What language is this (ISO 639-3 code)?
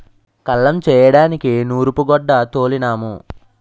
tel